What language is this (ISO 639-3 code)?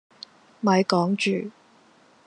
yue